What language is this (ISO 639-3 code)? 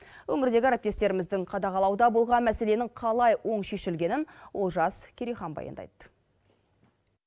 kaz